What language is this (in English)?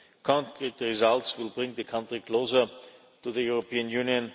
English